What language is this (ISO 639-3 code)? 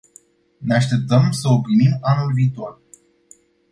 ron